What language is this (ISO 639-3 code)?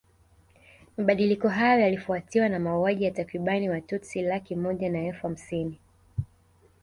swa